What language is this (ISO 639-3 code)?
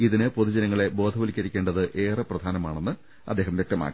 mal